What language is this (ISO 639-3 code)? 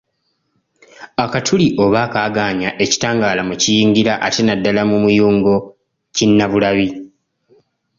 lug